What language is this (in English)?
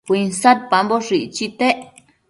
Matsés